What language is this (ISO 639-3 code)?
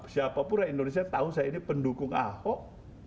ind